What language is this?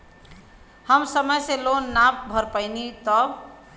Bhojpuri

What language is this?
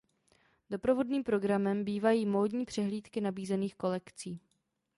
Czech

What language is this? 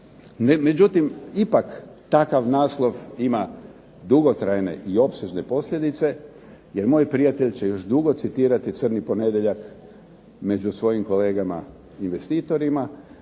Croatian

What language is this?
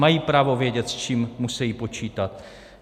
Czech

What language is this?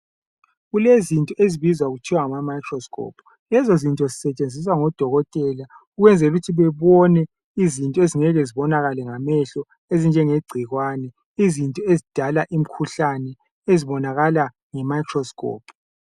North Ndebele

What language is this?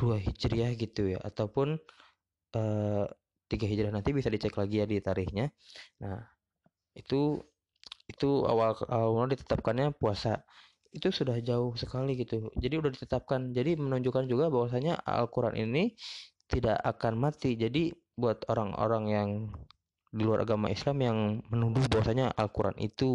Indonesian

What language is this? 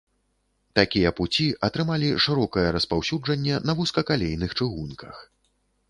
Belarusian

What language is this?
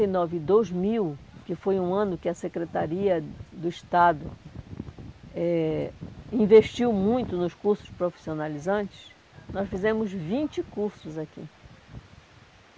Portuguese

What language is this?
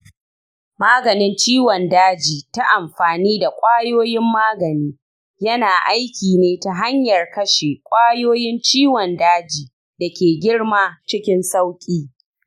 Hausa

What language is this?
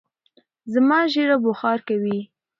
Pashto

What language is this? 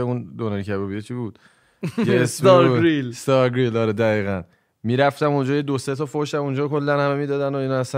Persian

